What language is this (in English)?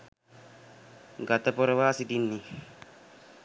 Sinhala